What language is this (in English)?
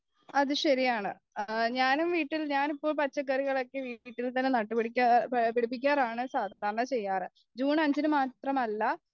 Malayalam